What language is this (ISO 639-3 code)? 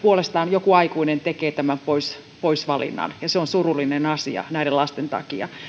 fin